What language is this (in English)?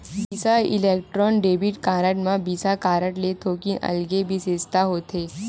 Chhattisgarhi